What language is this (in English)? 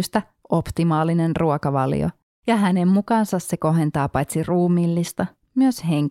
Finnish